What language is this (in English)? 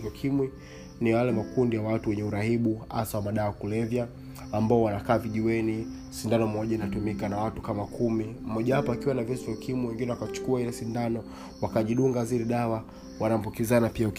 Swahili